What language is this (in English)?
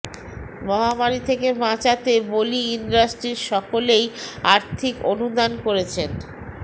Bangla